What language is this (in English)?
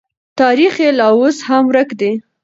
Pashto